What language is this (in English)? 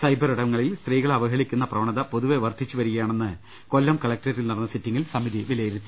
Malayalam